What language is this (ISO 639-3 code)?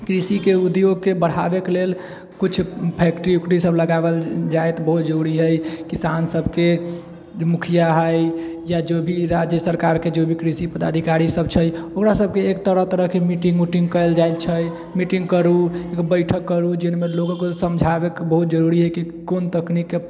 mai